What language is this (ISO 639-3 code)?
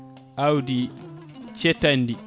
ful